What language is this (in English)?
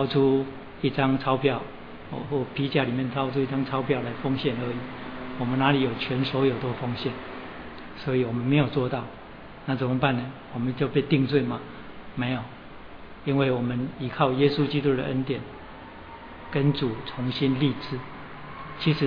Chinese